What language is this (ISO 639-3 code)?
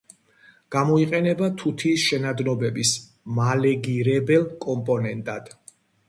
kat